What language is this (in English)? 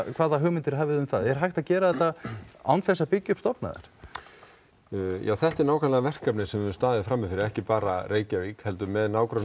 Icelandic